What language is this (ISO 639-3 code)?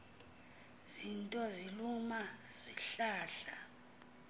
xho